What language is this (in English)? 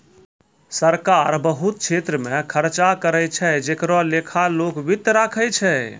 Maithili